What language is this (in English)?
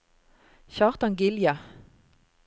Norwegian